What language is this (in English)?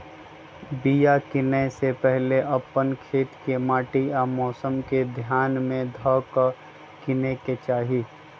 Magahi